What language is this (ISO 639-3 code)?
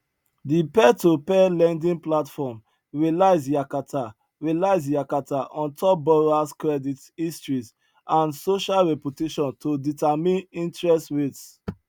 pcm